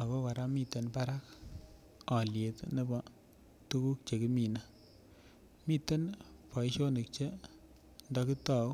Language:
Kalenjin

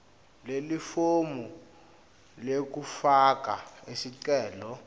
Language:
Swati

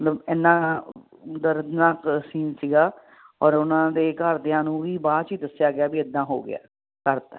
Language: Punjabi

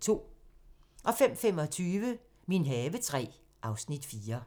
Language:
Danish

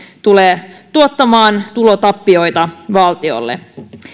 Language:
Finnish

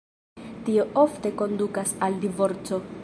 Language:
Esperanto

